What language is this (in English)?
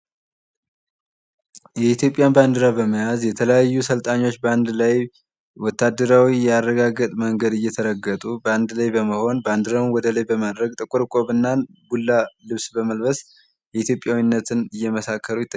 Amharic